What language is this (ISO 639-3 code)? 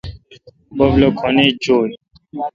xka